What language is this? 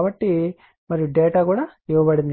Telugu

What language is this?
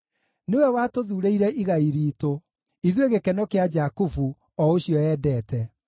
Kikuyu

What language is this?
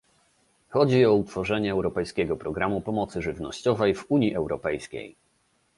Polish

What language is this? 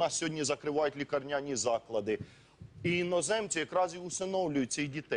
Ukrainian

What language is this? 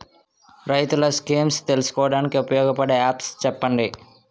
Telugu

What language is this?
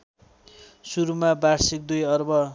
Nepali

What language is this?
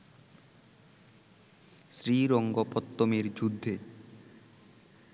Bangla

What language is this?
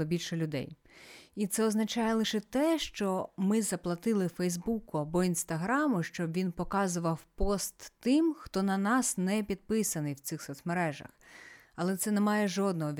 Ukrainian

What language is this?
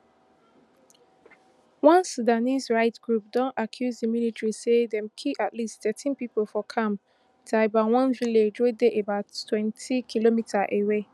Nigerian Pidgin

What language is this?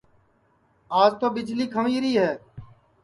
Sansi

